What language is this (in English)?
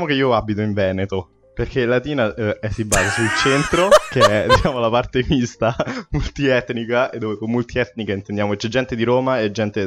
Italian